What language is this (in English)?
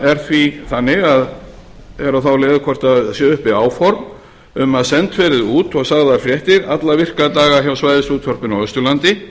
Icelandic